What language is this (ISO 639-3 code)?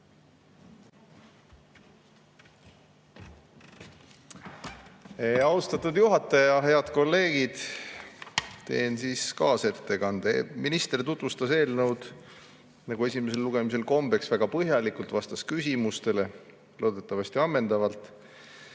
est